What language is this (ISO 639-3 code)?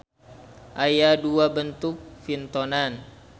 sun